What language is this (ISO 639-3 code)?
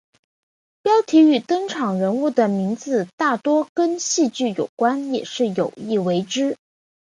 zho